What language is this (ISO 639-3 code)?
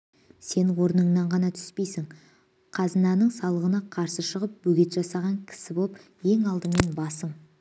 kaz